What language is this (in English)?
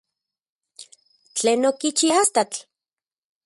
Central Puebla Nahuatl